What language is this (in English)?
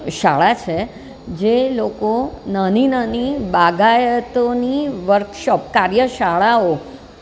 Gujarati